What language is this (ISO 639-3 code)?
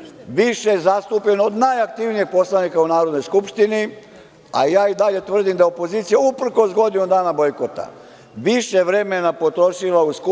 srp